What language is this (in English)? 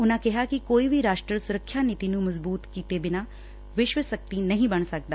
Punjabi